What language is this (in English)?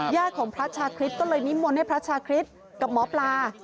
Thai